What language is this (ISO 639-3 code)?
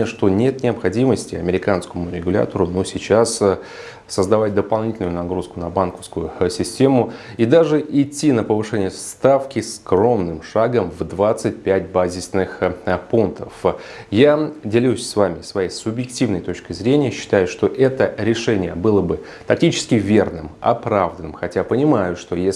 rus